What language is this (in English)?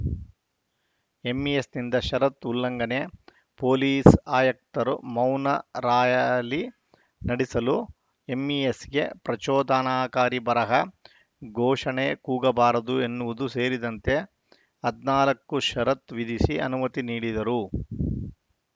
Kannada